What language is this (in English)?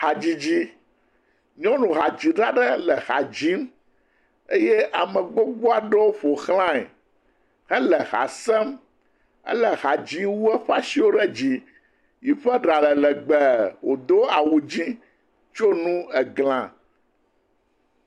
Ewe